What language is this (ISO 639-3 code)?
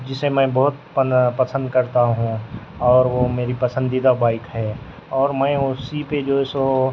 urd